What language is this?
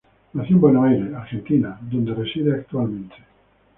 Spanish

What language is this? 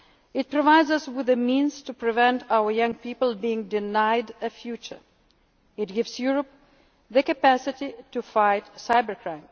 English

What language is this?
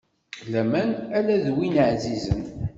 Kabyle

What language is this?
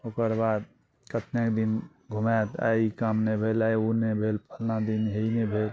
Maithili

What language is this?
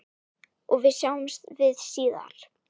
Icelandic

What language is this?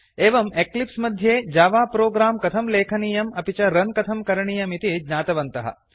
Sanskrit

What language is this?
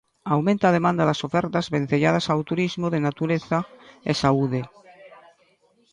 Galician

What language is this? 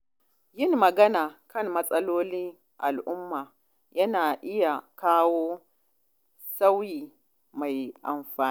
Hausa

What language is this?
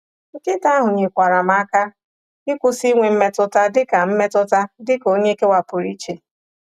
Igbo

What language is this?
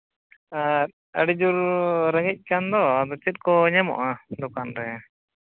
Santali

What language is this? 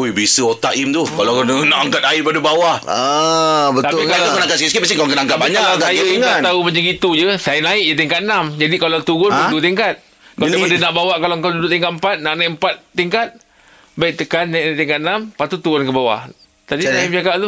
Malay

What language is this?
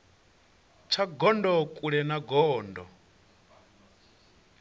Venda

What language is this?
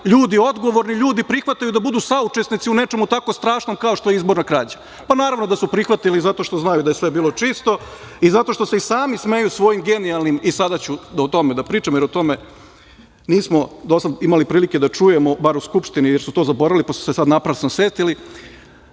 Serbian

